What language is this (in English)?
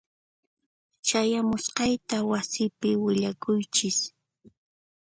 Puno Quechua